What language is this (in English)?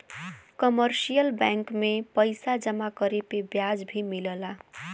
Bhojpuri